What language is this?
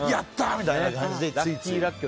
Japanese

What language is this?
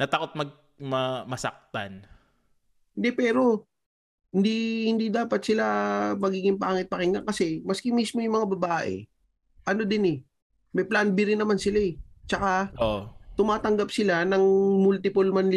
Filipino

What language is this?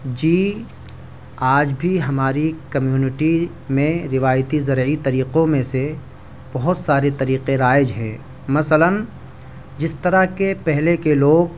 Urdu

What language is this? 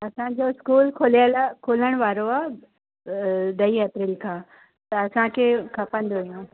Sindhi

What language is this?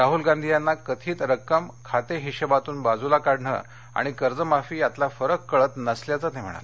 Marathi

